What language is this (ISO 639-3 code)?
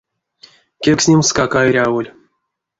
myv